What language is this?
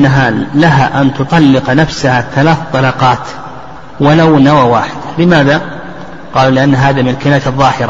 Arabic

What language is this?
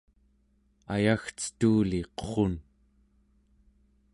Central Yupik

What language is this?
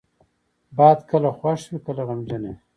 Pashto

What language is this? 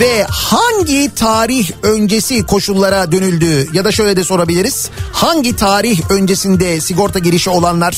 Turkish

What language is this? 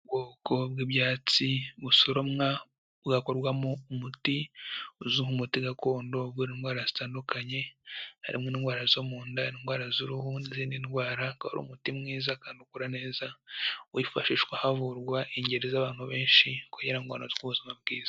Kinyarwanda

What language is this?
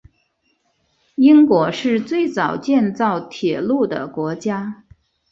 Chinese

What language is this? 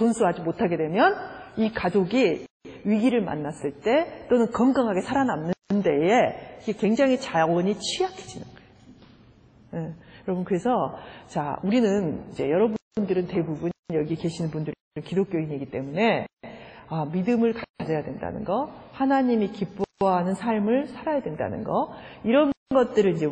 Korean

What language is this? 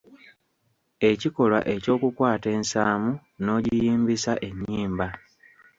Ganda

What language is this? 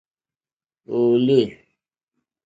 Mokpwe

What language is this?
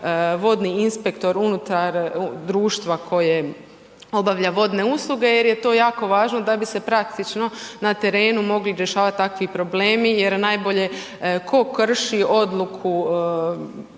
Croatian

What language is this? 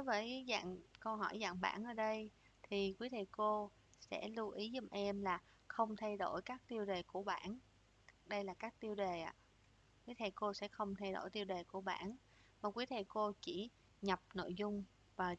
Vietnamese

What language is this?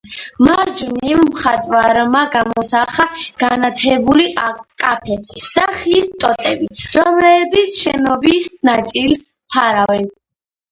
Georgian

